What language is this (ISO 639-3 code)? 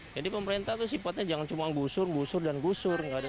ind